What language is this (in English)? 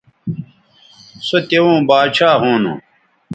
Bateri